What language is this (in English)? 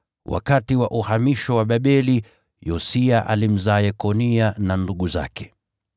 Swahili